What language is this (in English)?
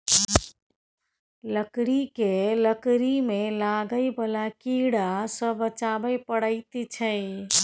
Maithili